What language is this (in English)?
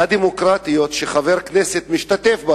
Hebrew